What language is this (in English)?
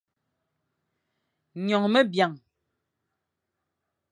Fang